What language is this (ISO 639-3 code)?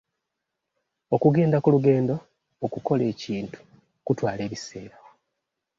lug